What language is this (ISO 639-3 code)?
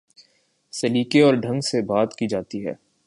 urd